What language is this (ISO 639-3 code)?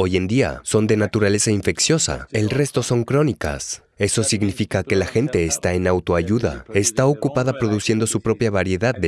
spa